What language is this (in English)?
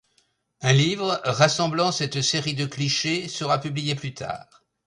French